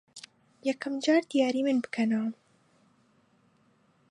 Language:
Central Kurdish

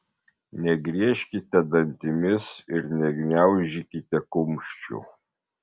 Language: Lithuanian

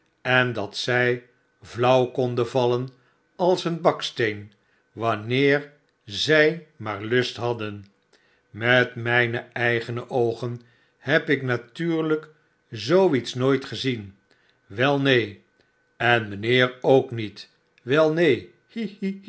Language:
Dutch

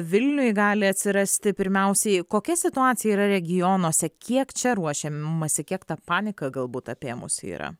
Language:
Lithuanian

